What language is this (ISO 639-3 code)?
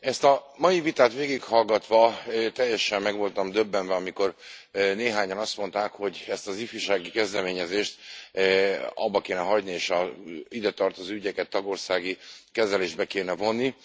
hun